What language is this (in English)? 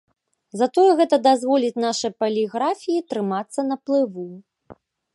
Belarusian